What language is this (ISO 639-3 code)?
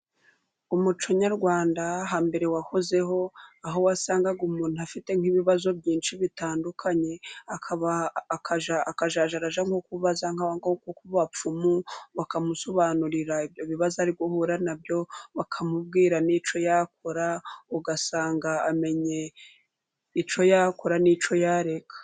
kin